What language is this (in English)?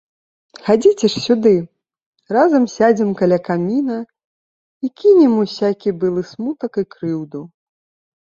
Belarusian